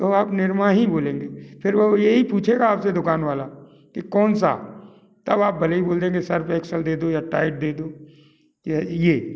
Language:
Hindi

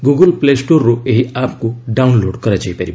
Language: Odia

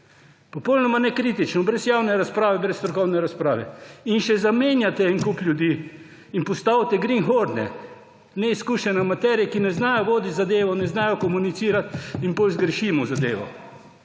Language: Slovenian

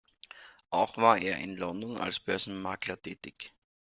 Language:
German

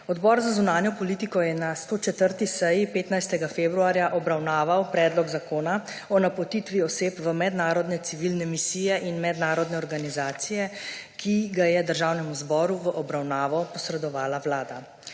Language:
Slovenian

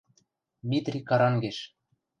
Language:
Western Mari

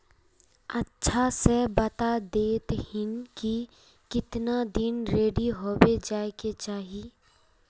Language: Magahi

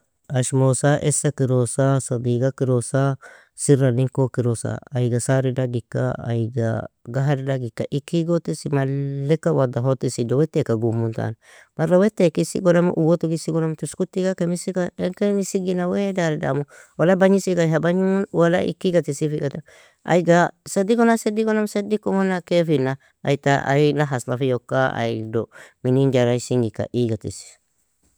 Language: Nobiin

